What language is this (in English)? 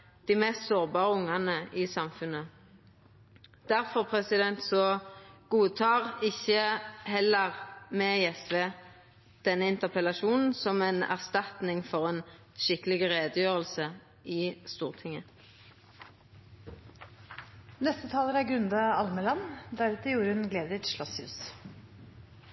Norwegian